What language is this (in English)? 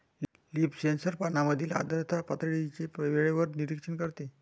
Marathi